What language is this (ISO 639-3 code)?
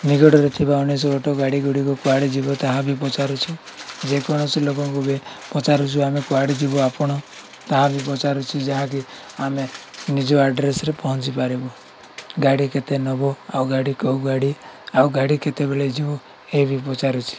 ori